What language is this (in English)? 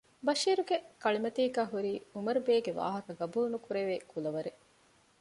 Divehi